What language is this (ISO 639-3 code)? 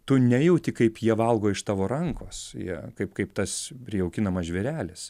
lit